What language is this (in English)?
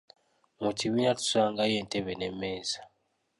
Ganda